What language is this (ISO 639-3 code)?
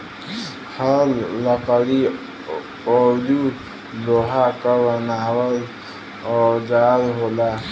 bho